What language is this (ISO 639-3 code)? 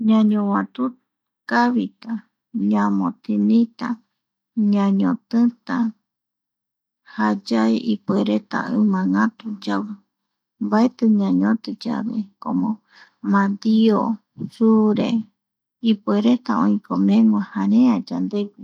gui